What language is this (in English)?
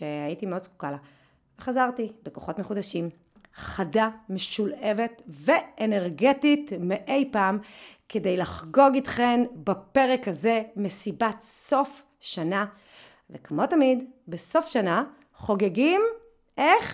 Hebrew